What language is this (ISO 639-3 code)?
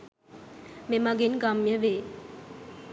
sin